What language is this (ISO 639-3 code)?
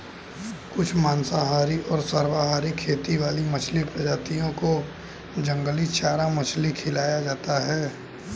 hin